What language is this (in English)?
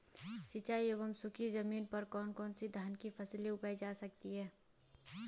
Hindi